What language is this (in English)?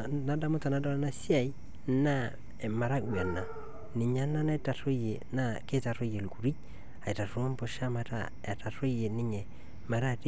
Masai